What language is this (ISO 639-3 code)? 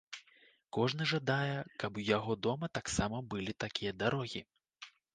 bel